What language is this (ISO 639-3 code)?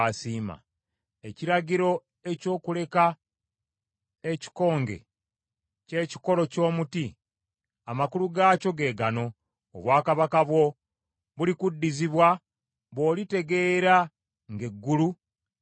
lug